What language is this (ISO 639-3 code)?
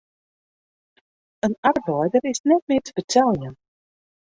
fry